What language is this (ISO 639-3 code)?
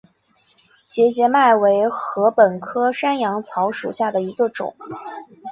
zho